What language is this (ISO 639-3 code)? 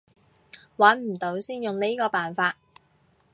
yue